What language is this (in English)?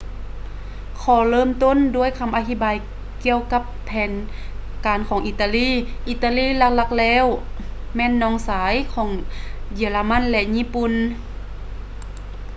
Lao